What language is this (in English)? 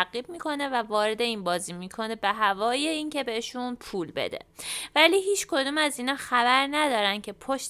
Persian